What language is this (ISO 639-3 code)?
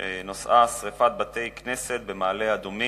heb